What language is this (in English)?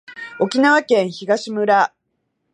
Japanese